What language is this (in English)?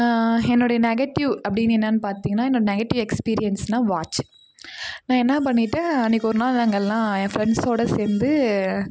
Tamil